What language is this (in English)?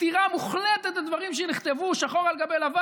Hebrew